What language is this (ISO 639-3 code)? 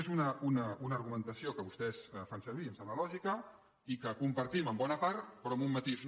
cat